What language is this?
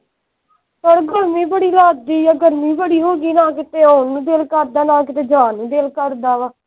Punjabi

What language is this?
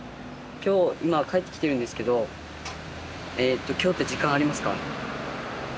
Japanese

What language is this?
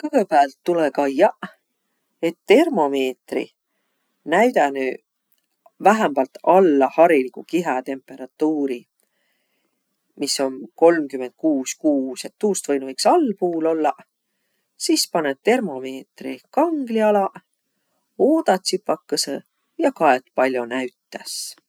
Võro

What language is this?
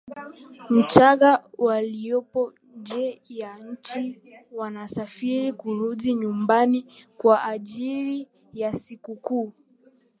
Swahili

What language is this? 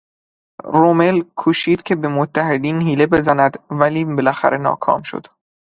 Persian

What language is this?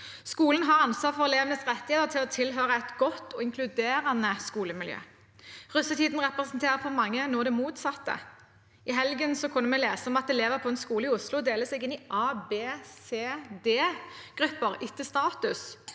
Norwegian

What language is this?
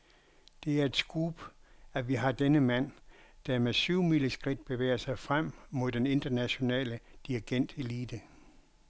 Danish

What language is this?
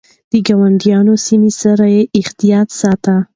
Pashto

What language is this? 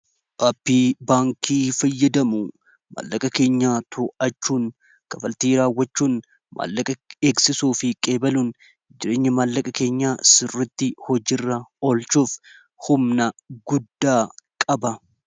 Oromo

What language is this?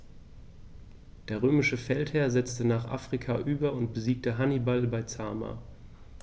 German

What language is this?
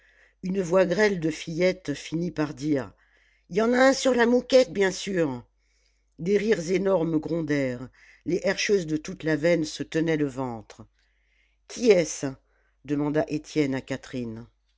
French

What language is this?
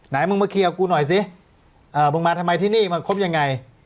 Thai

